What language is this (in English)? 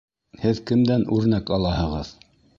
Bashkir